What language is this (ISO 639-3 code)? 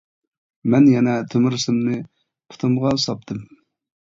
uig